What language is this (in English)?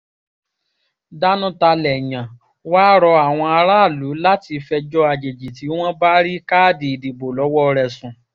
Yoruba